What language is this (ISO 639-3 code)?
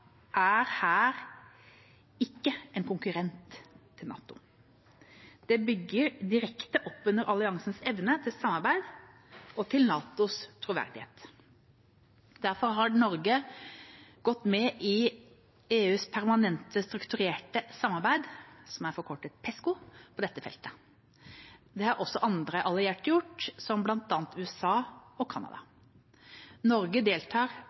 nob